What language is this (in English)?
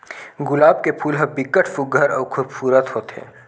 Chhattisgarhi